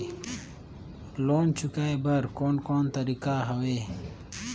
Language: Chhattisgarhi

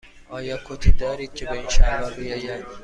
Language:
Persian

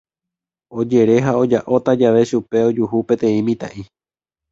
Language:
Guarani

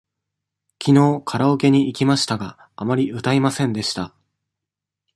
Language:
Japanese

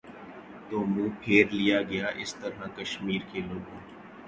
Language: Urdu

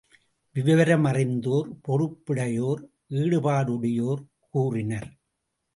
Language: Tamil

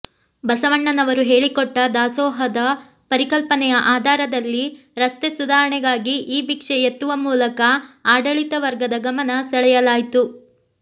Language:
Kannada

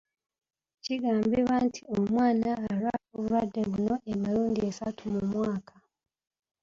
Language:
Ganda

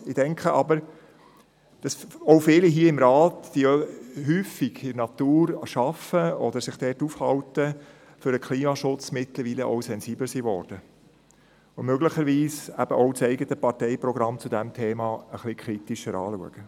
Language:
Swiss German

